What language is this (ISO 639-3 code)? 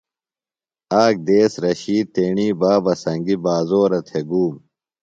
phl